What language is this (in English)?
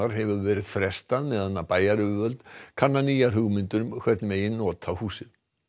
Icelandic